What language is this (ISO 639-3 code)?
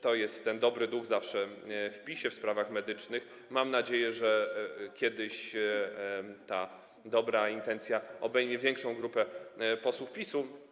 pol